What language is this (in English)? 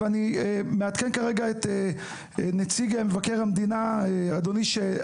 Hebrew